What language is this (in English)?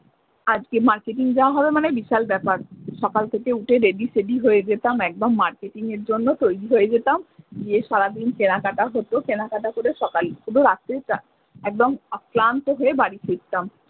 Bangla